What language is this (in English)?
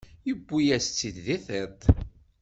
Kabyle